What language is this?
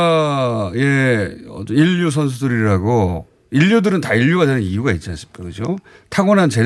Korean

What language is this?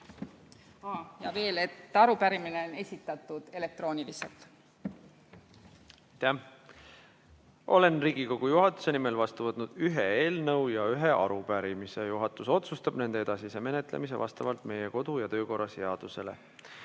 Estonian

